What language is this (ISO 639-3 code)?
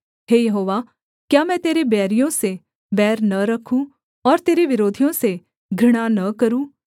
hin